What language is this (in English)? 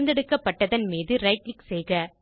Tamil